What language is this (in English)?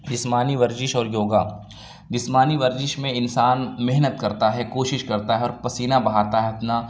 Urdu